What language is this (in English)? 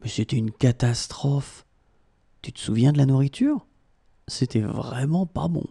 French